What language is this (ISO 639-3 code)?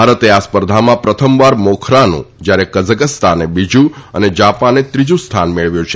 guj